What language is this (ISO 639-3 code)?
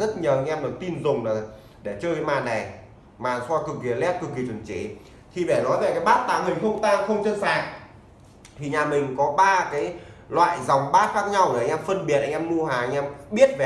vie